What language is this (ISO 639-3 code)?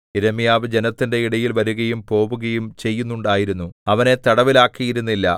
mal